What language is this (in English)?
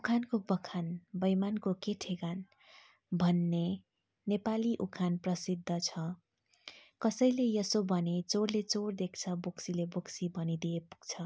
Nepali